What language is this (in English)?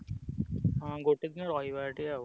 Odia